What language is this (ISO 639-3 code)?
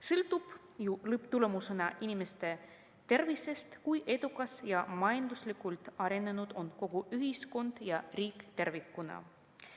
est